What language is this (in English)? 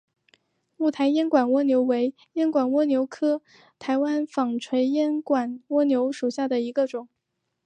Chinese